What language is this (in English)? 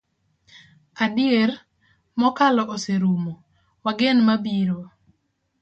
Luo (Kenya and Tanzania)